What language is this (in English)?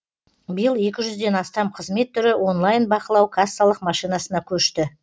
Kazakh